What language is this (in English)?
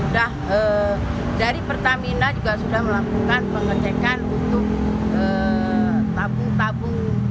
Indonesian